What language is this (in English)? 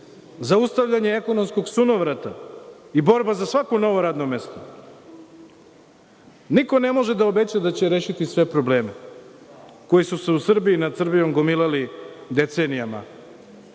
Serbian